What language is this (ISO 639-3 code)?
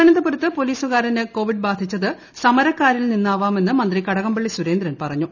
mal